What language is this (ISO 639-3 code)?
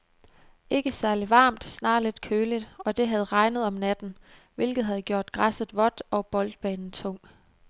dan